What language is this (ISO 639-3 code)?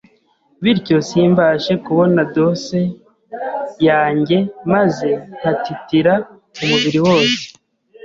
kin